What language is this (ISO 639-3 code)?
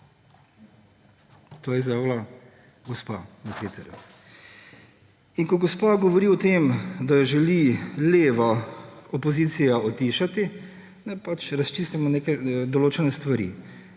slv